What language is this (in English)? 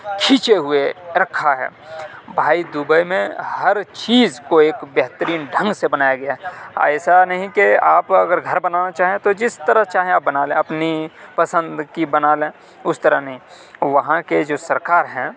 Urdu